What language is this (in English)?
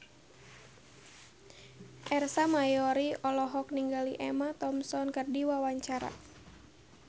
Sundanese